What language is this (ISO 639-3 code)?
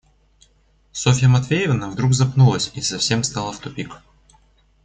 rus